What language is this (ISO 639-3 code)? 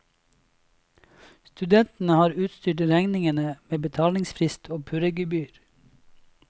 nor